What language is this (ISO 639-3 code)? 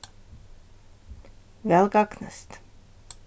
fao